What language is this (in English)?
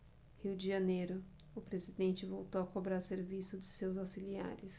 Portuguese